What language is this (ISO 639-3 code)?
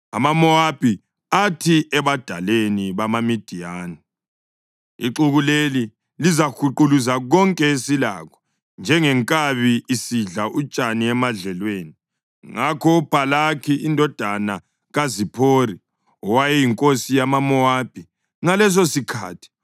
nde